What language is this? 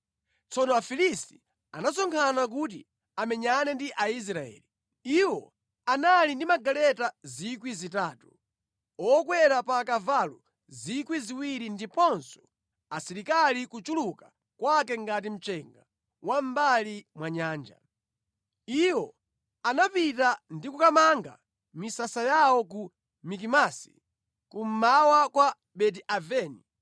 Nyanja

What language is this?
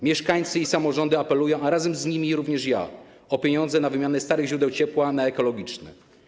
Polish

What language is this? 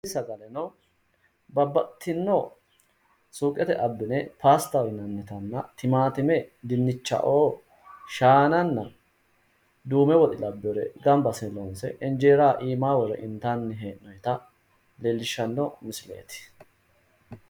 Sidamo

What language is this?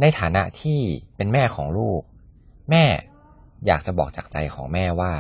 Thai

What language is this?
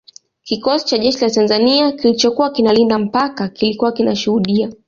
Swahili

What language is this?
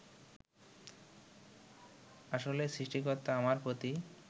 Bangla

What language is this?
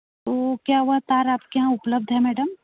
Hindi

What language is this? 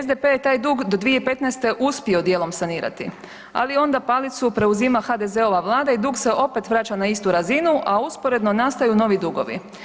Croatian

